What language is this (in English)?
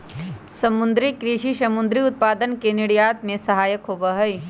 Magahi